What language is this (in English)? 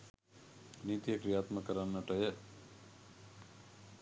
Sinhala